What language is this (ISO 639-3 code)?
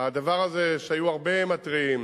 heb